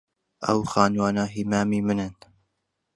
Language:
Central Kurdish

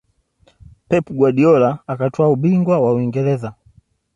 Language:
Swahili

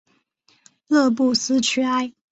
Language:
Chinese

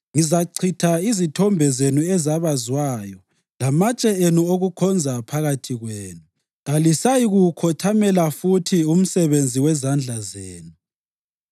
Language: North Ndebele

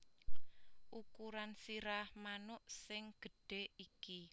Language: Javanese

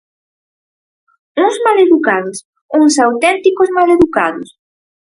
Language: Galician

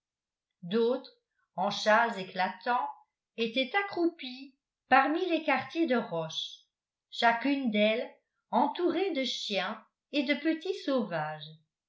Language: French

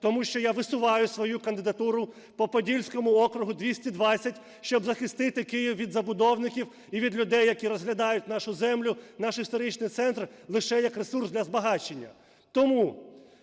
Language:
Ukrainian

